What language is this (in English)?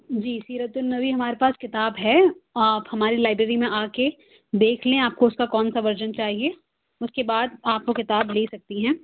Urdu